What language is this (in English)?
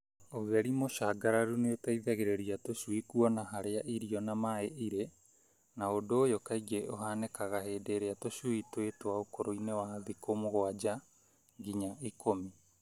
Kikuyu